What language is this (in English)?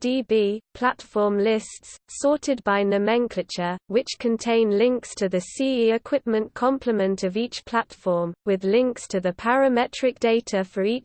English